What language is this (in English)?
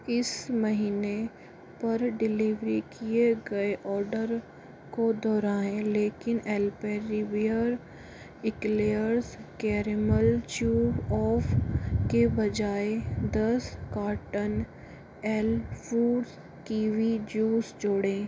Hindi